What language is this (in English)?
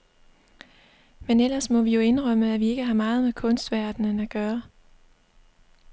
Danish